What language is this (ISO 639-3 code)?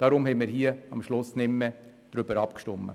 gsw